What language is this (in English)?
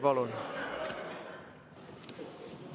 Estonian